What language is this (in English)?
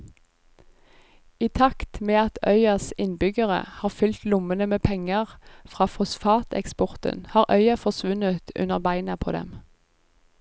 Norwegian